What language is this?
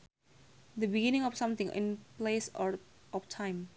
Sundanese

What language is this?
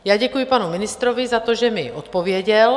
Czech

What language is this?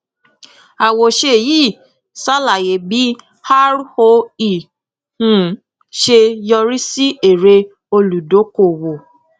Yoruba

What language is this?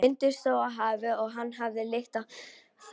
Icelandic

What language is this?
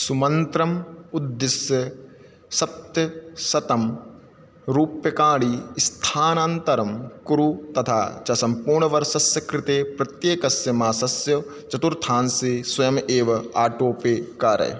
Sanskrit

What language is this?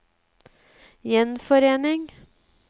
Norwegian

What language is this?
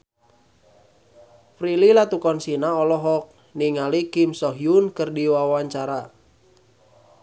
Sundanese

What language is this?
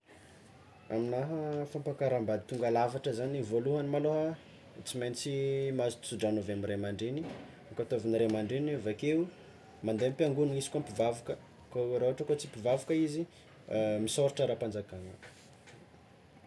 Tsimihety Malagasy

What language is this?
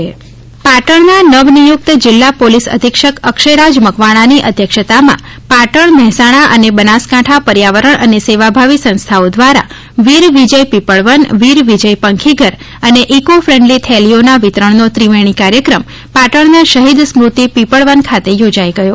Gujarati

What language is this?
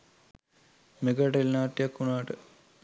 Sinhala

